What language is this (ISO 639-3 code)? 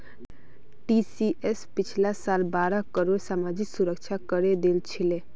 mag